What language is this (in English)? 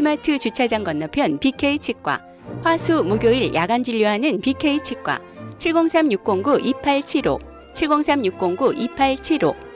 Korean